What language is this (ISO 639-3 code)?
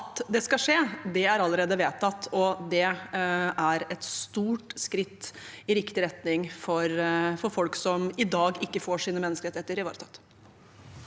nor